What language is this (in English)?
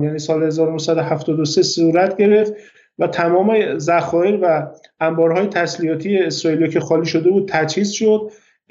Persian